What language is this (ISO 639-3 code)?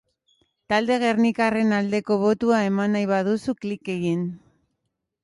eus